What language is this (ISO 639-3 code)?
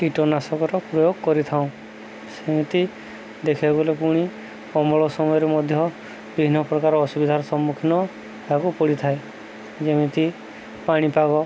ori